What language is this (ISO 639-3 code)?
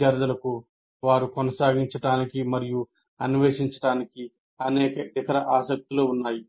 tel